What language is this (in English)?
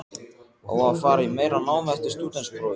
Icelandic